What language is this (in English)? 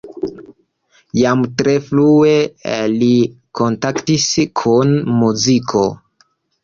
Esperanto